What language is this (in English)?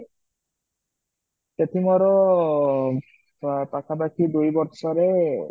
Odia